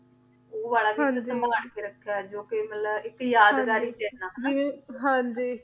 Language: Punjabi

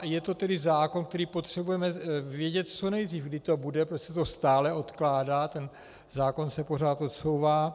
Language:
Czech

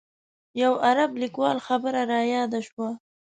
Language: Pashto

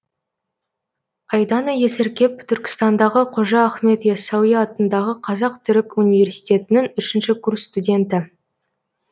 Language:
Kazakh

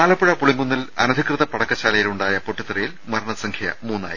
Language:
Malayalam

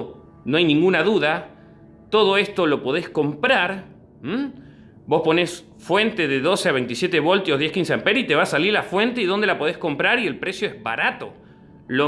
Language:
Spanish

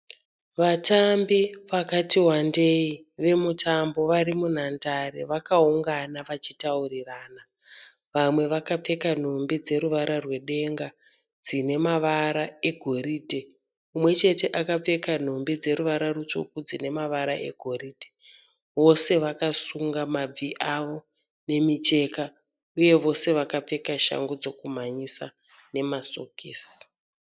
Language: Shona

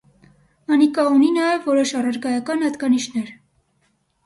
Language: Armenian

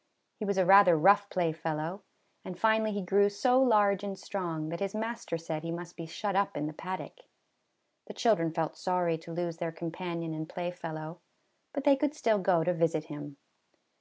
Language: English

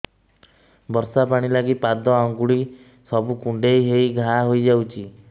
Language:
Odia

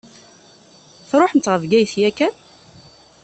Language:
Kabyle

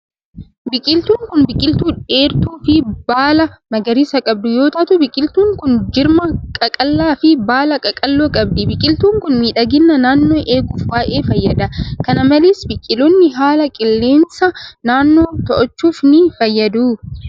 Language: Oromo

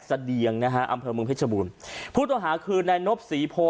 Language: Thai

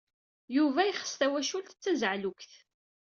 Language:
Kabyle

